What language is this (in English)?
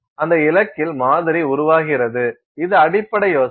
Tamil